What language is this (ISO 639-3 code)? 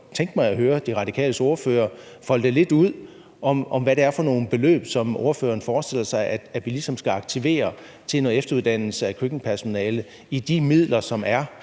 dan